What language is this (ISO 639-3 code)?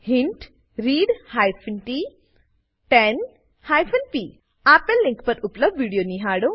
guj